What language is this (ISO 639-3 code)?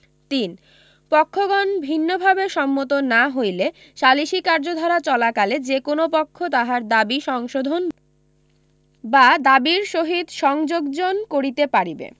ben